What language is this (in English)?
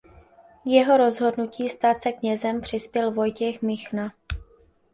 Czech